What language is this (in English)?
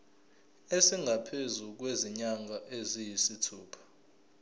Zulu